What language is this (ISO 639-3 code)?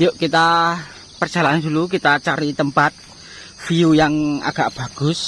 ind